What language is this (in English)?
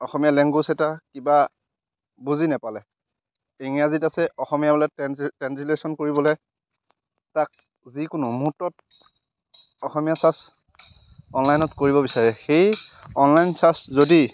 Assamese